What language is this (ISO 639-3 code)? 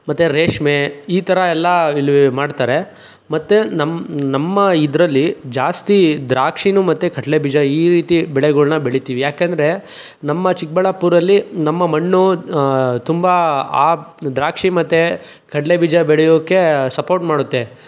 kan